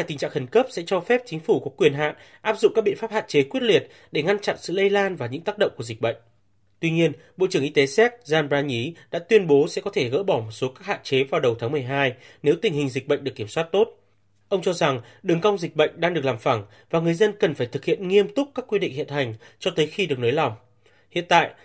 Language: Vietnamese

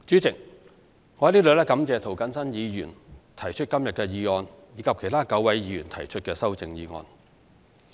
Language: Cantonese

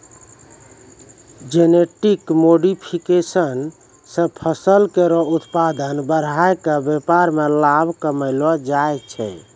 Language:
Maithili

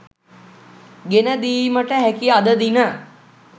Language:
Sinhala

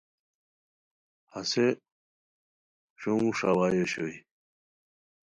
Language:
Khowar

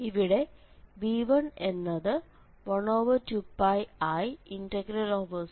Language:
Malayalam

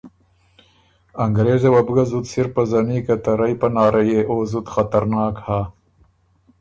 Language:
Ormuri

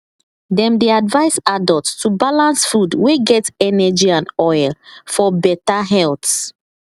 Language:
Nigerian Pidgin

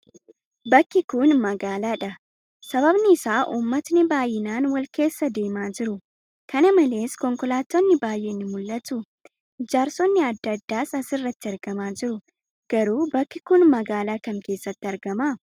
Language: Oromo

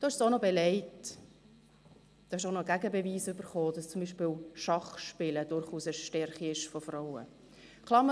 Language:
Swiss German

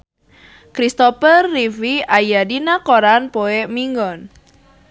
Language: Sundanese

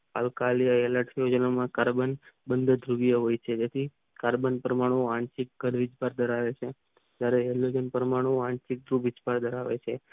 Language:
Gujarati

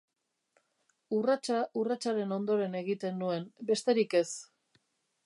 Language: Basque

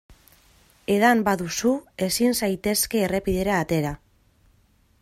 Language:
Basque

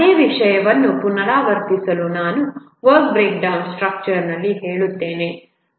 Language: Kannada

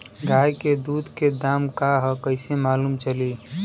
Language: Bhojpuri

